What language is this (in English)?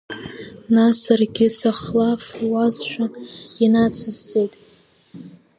Abkhazian